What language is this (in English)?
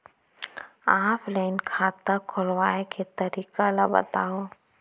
Chhattisgarhi